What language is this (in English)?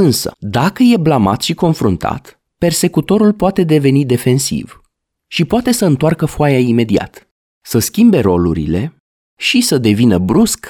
Romanian